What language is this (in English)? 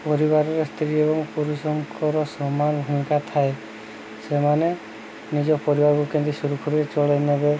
Odia